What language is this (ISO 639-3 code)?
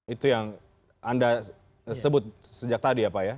ind